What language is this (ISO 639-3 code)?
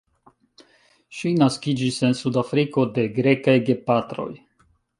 epo